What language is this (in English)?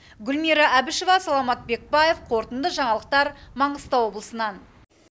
Kazakh